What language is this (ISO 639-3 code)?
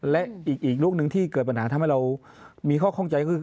tha